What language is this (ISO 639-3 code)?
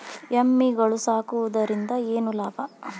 kan